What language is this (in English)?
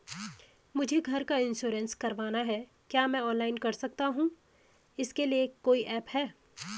Hindi